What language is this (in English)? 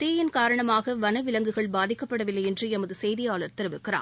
Tamil